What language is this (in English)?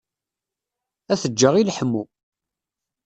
Kabyle